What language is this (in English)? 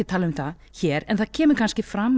Icelandic